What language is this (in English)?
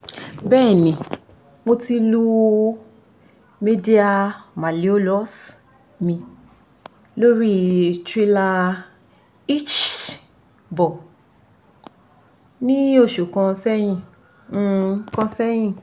Yoruba